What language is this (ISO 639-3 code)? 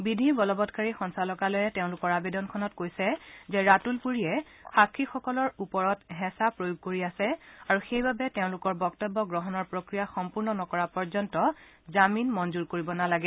asm